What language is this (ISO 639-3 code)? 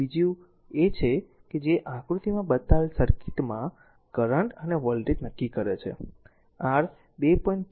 guj